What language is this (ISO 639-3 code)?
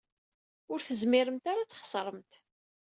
kab